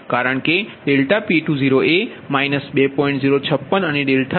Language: Gujarati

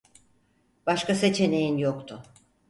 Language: Turkish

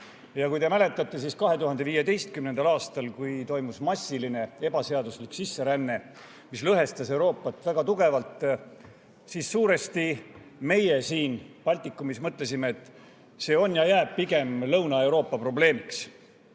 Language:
Estonian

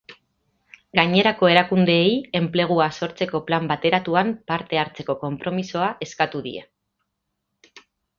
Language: Basque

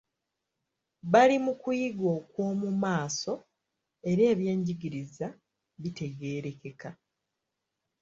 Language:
Ganda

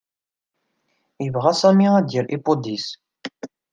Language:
Kabyle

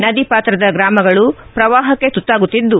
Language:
Kannada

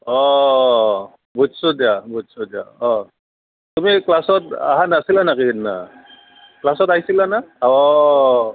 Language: Assamese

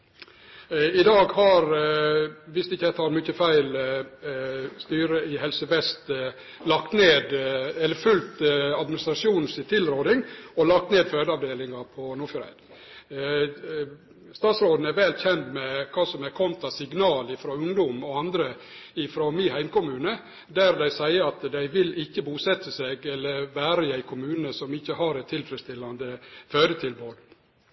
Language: Norwegian Nynorsk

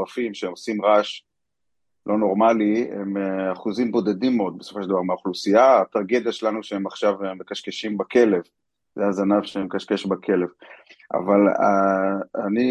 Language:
Hebrew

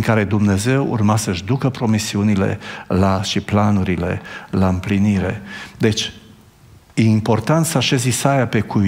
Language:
Romanian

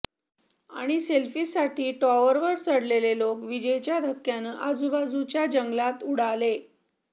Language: Marathi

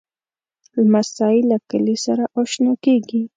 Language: Pashto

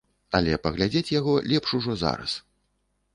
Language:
Belarusian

